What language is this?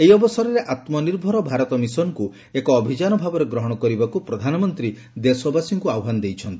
Odia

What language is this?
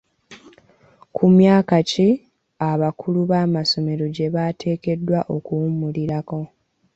Ganda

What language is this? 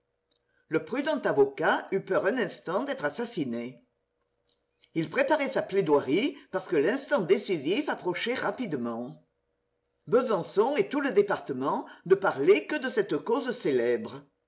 French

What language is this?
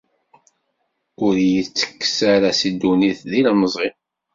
Kabyle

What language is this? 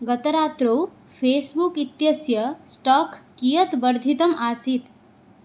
Sanskrit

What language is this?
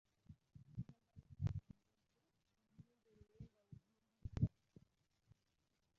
Ganda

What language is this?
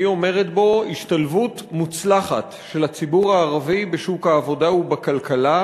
Hebrew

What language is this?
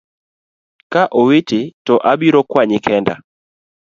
Luo (Kenya and Tanzania)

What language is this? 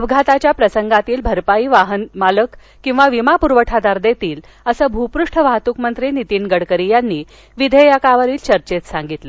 Marathi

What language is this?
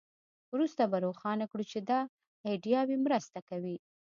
Pashto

